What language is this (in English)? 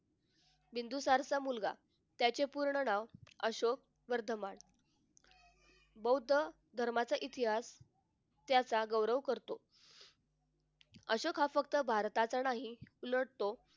Marathi